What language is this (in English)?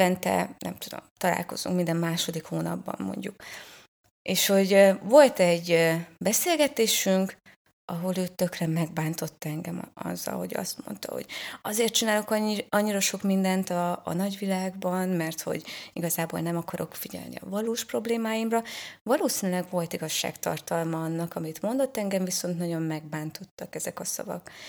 Hungarian